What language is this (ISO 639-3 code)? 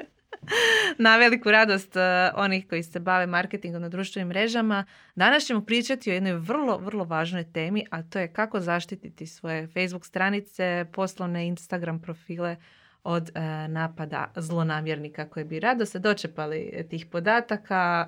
hrv